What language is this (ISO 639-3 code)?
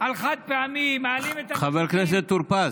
heb